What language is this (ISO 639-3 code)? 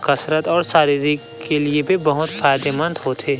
hne